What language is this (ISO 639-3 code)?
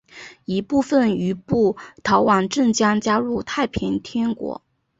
zho